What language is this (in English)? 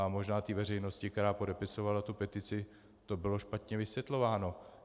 Czech